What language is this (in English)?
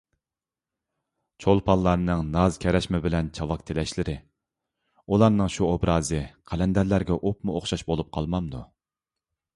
Uyghur